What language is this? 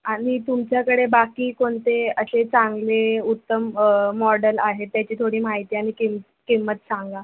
Marathi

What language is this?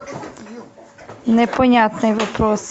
Russian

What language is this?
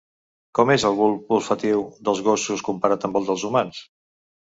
Catalan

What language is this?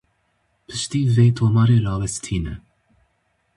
Kurdish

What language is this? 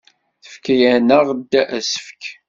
Kabyle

